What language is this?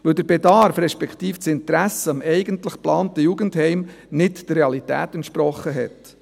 Swiss German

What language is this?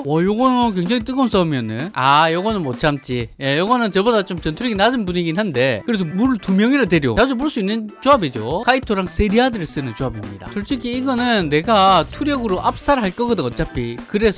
Korean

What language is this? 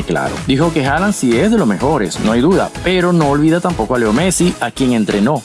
Spanish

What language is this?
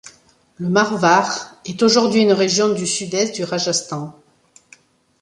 French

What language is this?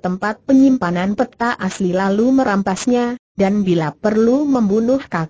Indonesian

